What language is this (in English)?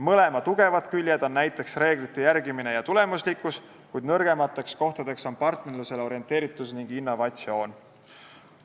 Estonian